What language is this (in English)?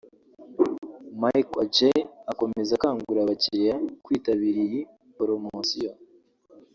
Kinyarwanda